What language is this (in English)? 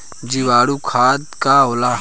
Bhojpuri